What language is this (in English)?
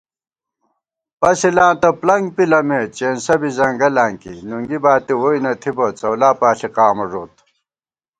Gawar-Bati